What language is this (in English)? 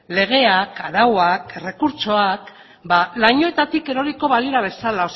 Basque